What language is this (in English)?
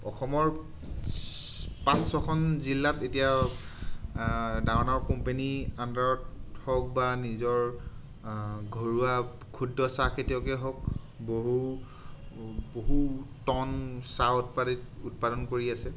Assamese